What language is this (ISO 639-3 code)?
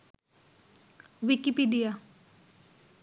ben